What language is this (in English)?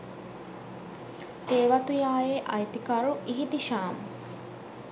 Sinhala